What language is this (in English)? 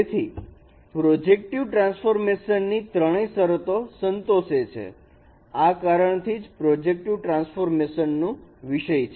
Gujarati